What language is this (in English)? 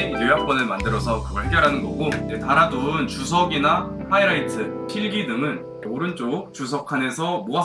Korean